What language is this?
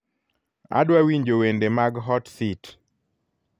Luo (Kenya and Tanzania)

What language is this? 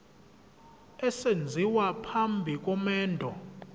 Zulu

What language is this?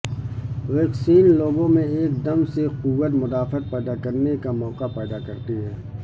Urdu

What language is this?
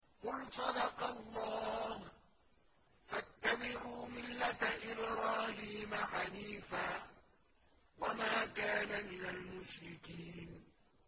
Arabic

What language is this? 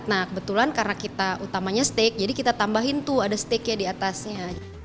Indonesian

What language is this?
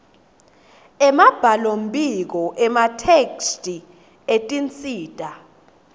Swati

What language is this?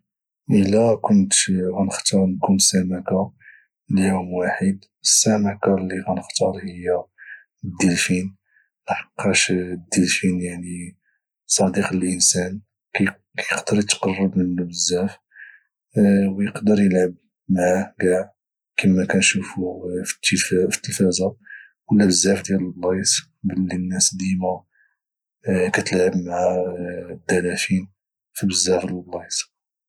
Moroccan Arabic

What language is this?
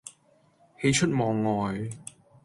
Cantonese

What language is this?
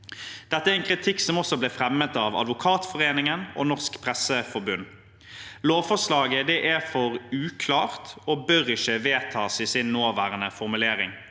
Norwegian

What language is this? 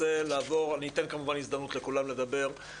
Hebrew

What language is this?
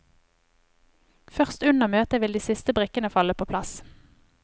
Norwegian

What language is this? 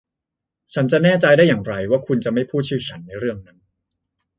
Thai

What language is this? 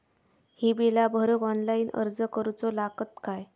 Marathi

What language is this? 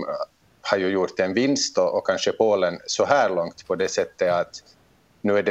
Swedish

